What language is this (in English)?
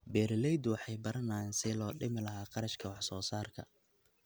Somali